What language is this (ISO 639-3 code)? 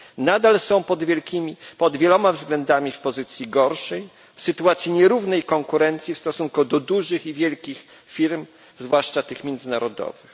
pol